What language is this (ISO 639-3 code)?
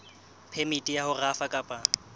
sot